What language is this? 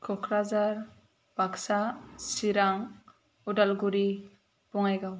Bodo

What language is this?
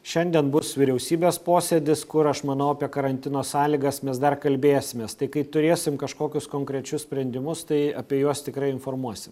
Lithuanian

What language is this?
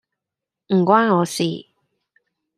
Cantonese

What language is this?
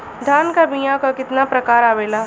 Bhojpuri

